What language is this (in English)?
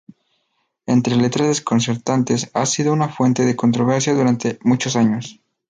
Spanish